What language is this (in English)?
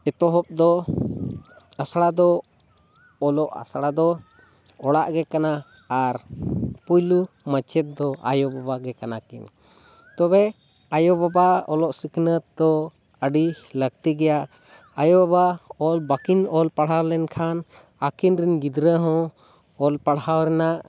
Santali